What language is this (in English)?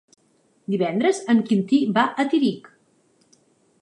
Catalan